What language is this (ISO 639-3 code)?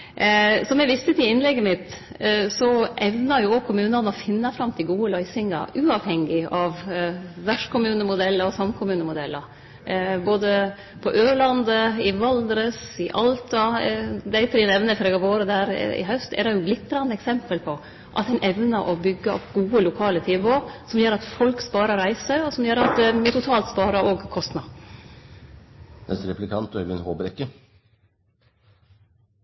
nor